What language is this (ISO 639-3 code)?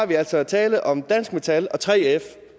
dan